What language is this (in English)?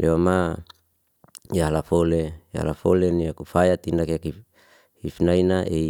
Liana-Seti